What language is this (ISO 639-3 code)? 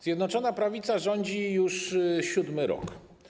pol